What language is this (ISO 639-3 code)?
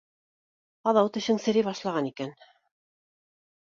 bak